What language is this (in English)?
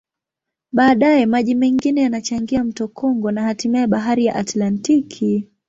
Swahili